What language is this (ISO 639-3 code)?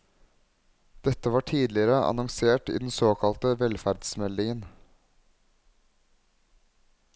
nor